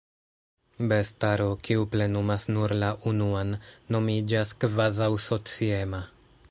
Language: Esperanto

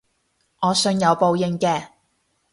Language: Cantonese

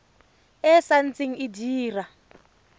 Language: Tswana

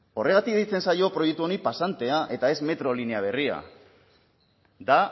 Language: Basque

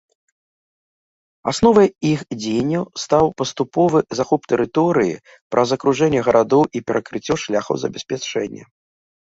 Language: Belarusian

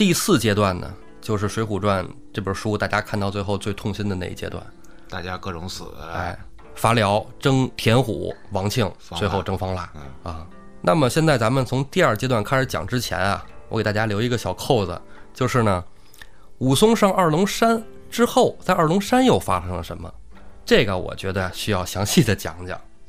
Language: Chinese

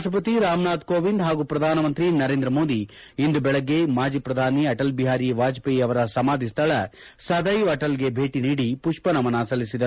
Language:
Kannada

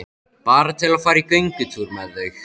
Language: Icelandic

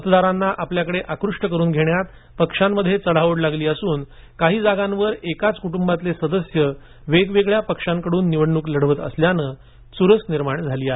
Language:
Marathi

